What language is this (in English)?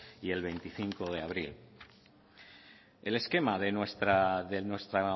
Spanish